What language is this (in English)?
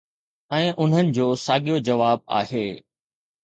Sindhi